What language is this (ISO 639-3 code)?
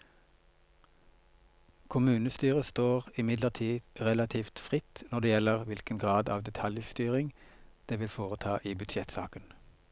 nor